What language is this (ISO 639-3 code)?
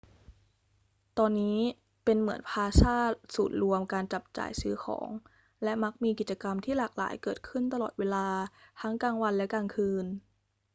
tha